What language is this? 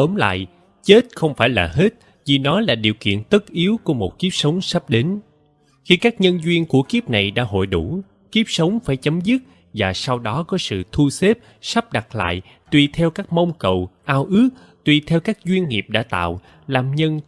Vietnamese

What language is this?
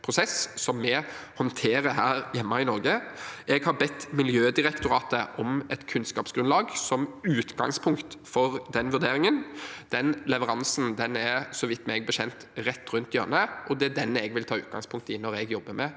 Norwegian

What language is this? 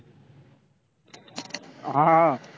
Marathi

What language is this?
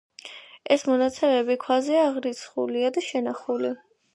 Georgian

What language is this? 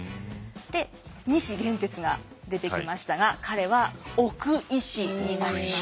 Japanese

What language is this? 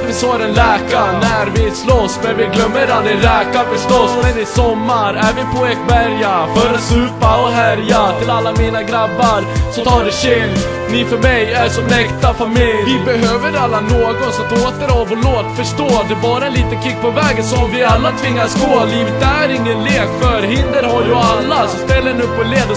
Swedish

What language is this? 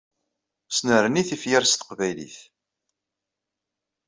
Kabyle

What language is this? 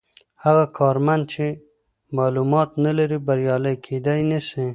Pashto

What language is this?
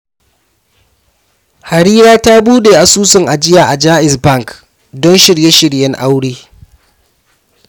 Hausa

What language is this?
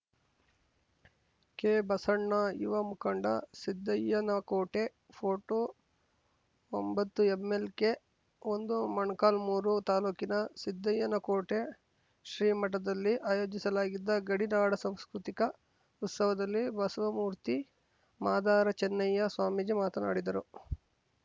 Kannada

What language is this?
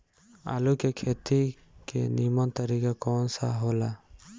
Bhojpuri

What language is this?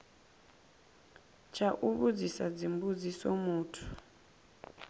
Venda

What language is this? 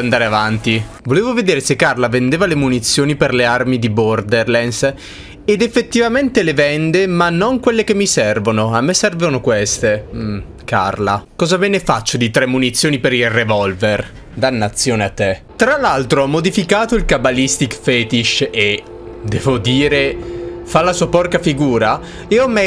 Italian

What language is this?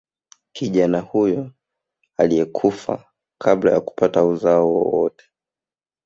Swahili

